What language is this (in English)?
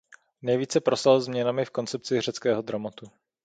Czech